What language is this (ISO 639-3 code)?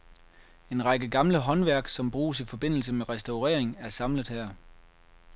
dan